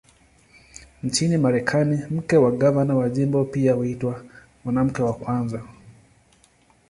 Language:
Swahili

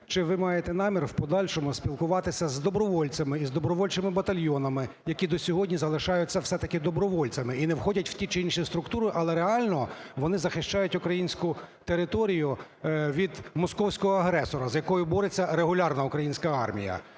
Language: Ukrainian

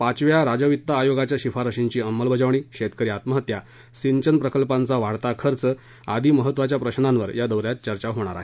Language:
Marathi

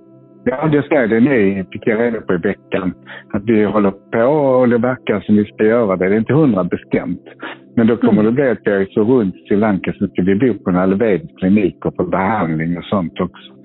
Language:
Swedish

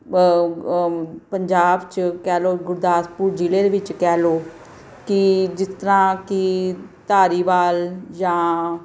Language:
Punjabi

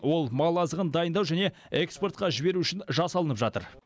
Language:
Kazakh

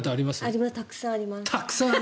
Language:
Japanese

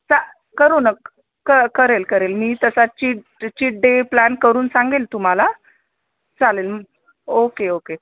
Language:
Marathi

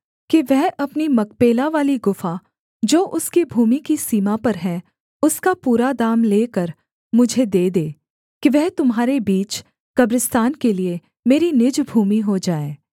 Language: Hindi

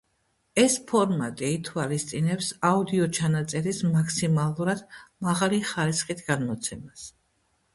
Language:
Georgian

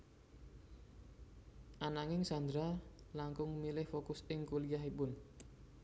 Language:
Javanese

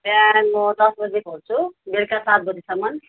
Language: Nepali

